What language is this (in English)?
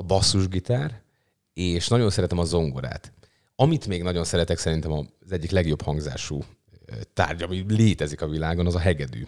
Hungarian